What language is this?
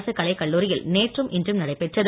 Tamil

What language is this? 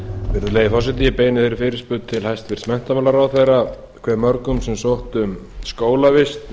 Icelandic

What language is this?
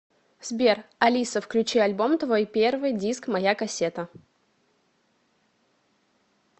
Russian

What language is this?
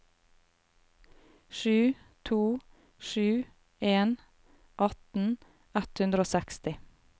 Norwegian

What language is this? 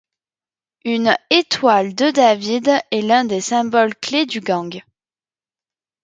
French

